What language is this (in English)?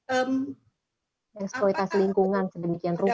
Indonesian